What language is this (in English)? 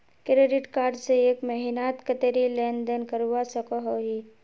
Magahi